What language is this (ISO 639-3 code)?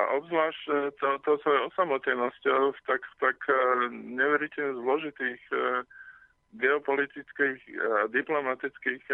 slk